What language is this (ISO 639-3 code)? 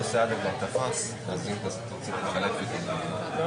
heb